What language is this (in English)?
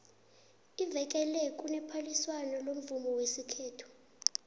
South Ndebele